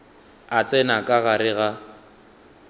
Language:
Northern Sotho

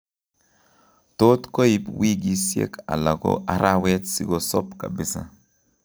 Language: Kalenjin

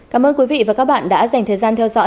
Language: Vietnamese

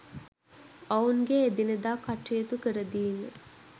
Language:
Sinhala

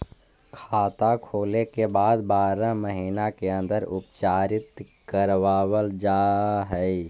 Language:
Magahi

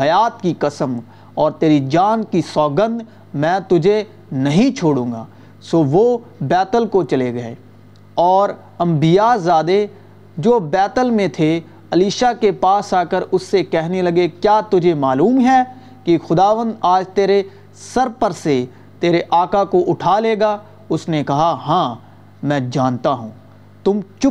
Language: Urdu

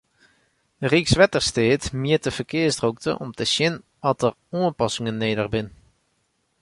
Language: Western Frisian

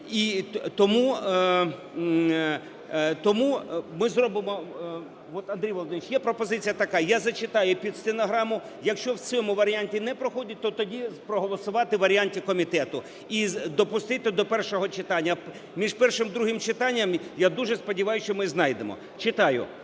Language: Ukrainian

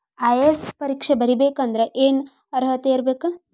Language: Kannada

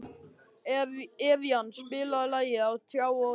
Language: Icelandic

